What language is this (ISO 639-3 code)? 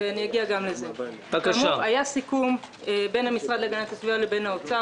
heb